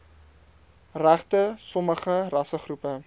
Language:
Afrikaans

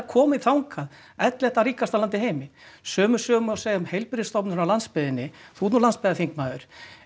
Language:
Icelandic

